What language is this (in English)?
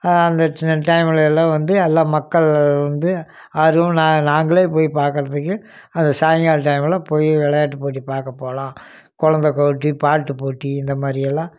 Tamil